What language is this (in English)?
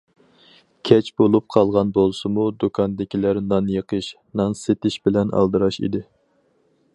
Uyghur